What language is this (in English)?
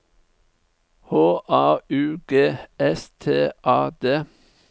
Norwegian